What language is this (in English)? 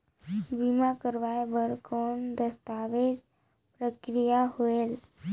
Chhattisgarhi